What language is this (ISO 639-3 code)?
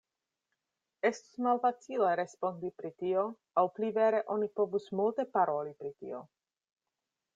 epo